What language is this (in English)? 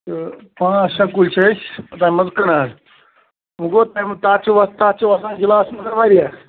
Kashmiri